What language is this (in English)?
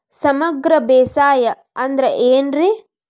Kannada